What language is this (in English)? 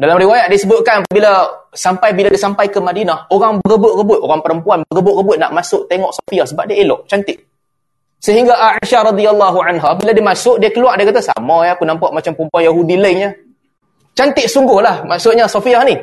Malay